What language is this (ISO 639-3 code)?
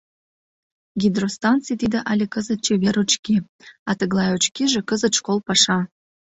chm